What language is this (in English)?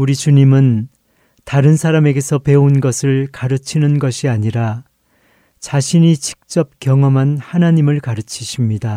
Korean